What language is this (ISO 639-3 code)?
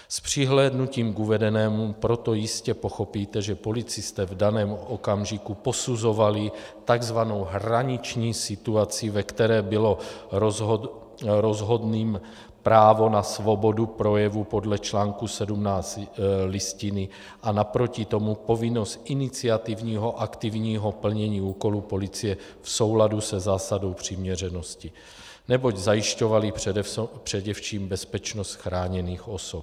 ces